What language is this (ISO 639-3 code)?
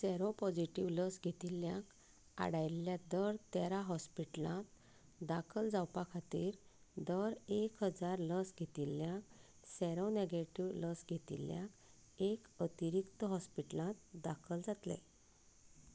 kok